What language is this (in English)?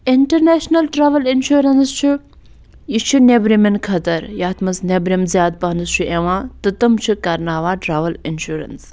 Kashmiri